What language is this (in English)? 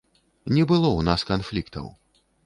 Belarusian